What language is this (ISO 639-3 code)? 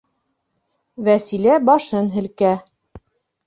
bak